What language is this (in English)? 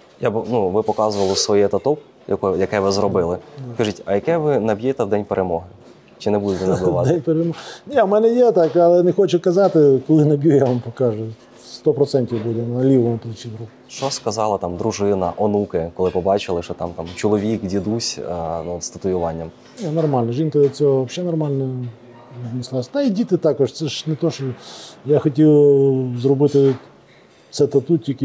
Ukrainian